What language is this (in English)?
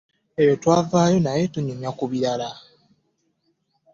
Ganda